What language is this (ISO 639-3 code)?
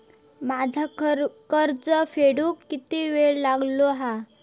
mar